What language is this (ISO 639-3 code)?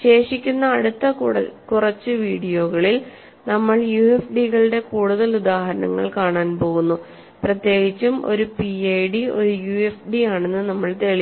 mal